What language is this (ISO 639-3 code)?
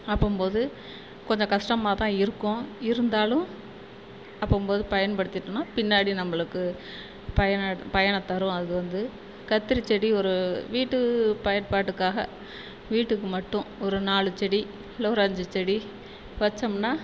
tam